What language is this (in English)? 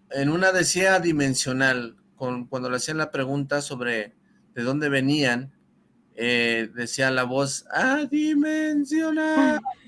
Spanish